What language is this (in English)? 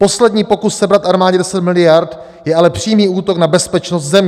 Czech